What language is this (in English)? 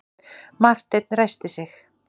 Icelandic